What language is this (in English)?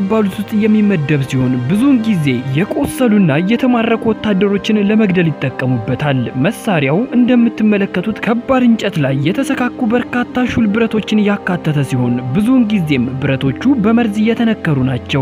Arabic